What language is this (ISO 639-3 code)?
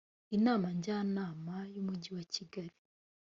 kin